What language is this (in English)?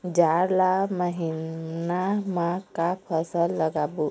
Chhattisgarhi